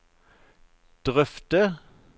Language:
Norwegian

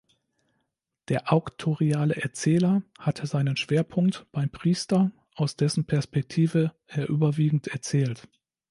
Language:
German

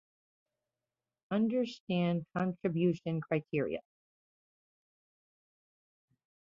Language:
English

